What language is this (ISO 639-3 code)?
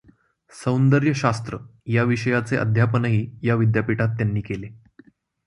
mar